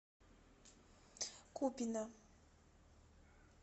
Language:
Russian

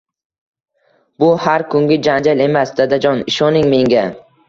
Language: Uzbek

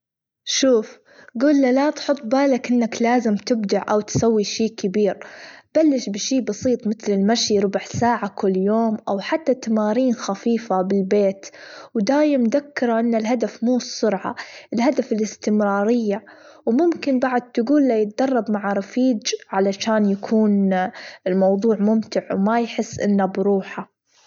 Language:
Gulf Arabic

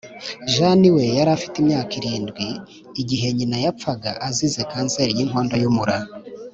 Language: Kinyarwanda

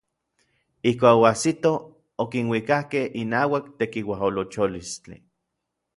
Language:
Orizaba Nahuatl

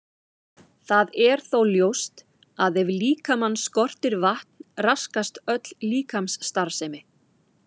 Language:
Icelandic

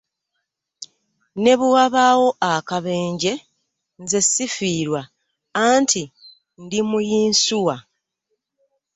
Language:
Ganda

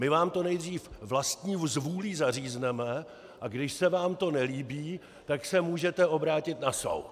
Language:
Czech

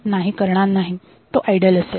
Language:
Marathi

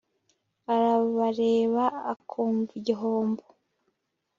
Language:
Kinyarwanda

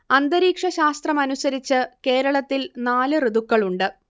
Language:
Malayalam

